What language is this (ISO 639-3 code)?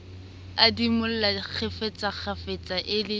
sot